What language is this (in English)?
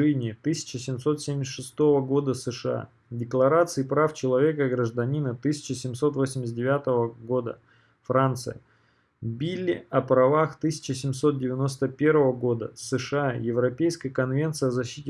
Russian